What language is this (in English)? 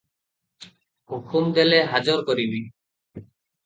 Odia